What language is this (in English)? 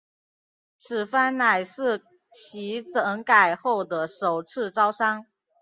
Chinese